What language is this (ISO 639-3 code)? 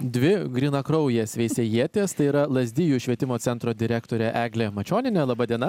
lit